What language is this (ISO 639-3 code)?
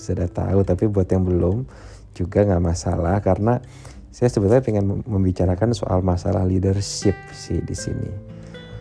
ind